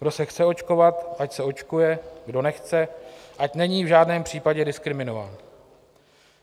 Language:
Czech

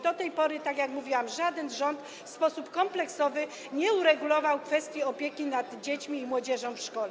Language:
Polish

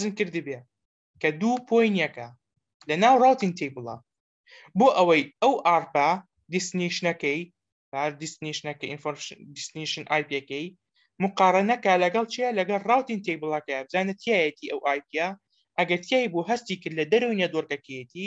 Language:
Romanian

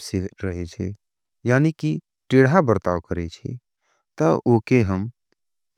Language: Angika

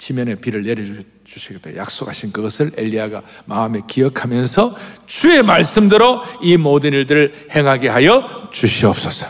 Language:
Korean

